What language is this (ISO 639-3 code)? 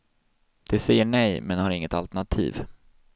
swe